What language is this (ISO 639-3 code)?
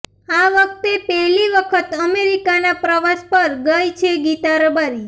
guj